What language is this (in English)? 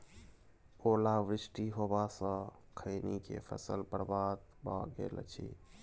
Maithili